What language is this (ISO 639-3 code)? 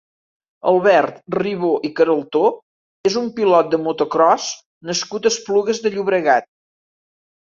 cat